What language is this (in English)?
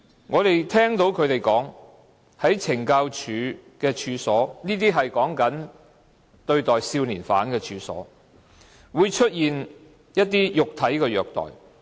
Cantonese